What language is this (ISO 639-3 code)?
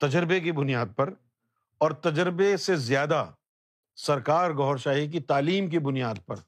urd